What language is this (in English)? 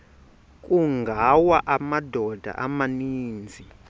Xhosa